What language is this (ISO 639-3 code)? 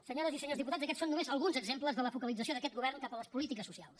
cat